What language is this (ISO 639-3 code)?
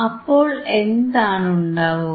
mal